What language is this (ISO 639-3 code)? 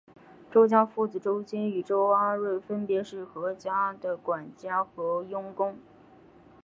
zho